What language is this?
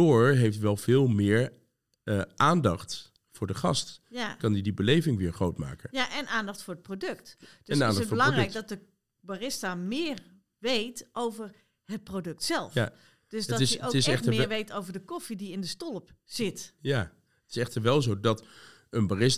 Dutch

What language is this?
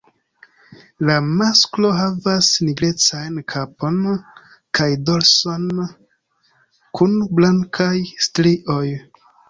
Esperanto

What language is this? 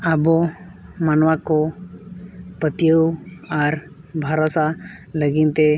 Santali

